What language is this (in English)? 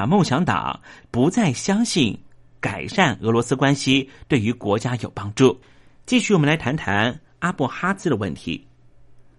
Chinese